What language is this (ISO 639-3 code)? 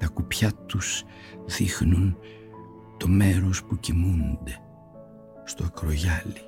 ell